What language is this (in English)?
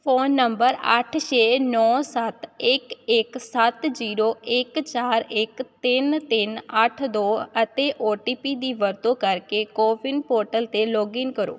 Punjabi